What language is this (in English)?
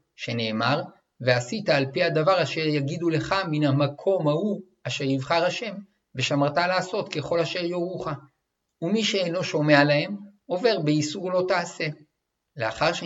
Hebrew